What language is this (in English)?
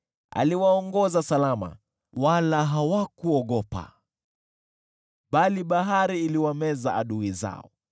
Swahili